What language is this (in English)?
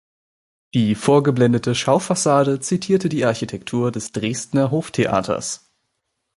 German